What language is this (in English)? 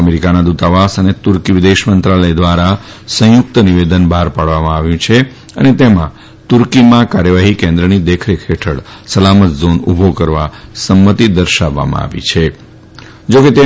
Gujarati